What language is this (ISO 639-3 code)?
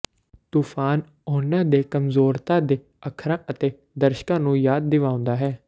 pan